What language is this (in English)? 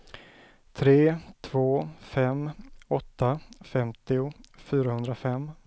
Swedish